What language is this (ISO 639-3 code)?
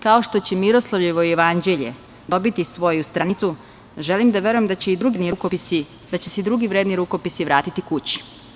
srp